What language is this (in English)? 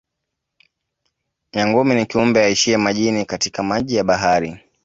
Swahili